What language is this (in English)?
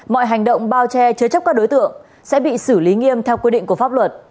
Vietnamese